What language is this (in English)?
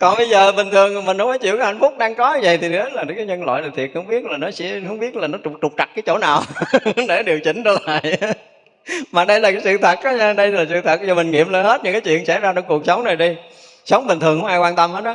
Vietnamese